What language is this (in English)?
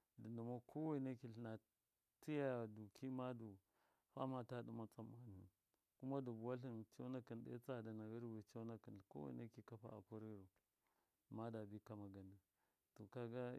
Miya